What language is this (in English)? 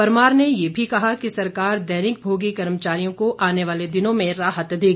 Hindi